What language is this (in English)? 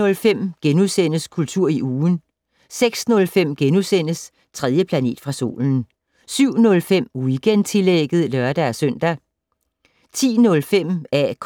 Danish